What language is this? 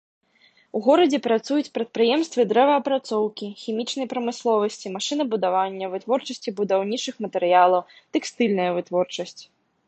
Belarusian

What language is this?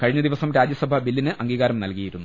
Malayalam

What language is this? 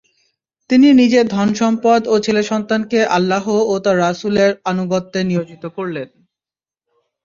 Bangla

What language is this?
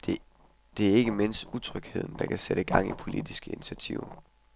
Danish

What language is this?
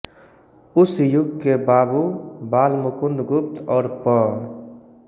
Hindi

